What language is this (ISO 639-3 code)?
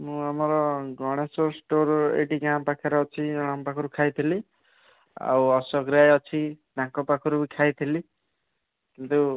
ori